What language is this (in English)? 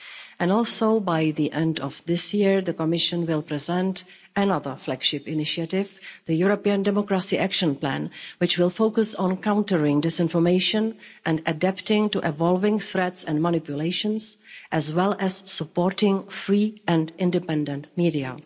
English